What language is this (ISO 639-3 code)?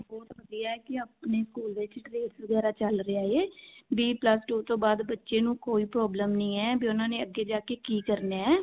pan